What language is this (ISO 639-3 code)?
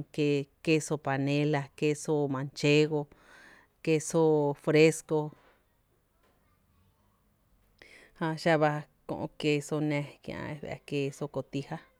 cte